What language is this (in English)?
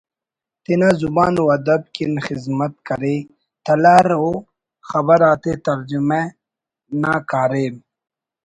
Brahui